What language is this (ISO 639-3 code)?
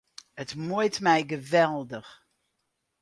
fry